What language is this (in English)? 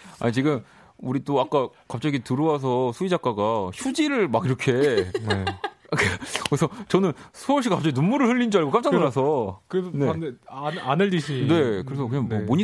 Korean